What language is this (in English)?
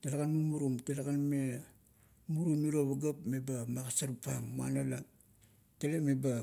Kuot